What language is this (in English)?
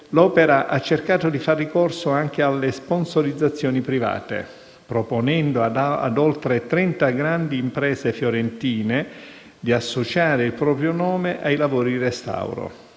Italian